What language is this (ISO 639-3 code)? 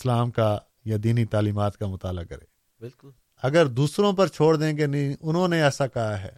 urd